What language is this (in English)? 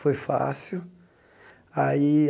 Portuguese